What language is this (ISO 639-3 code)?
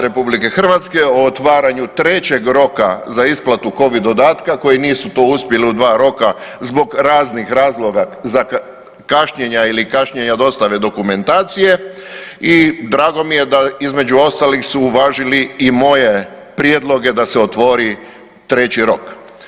hrv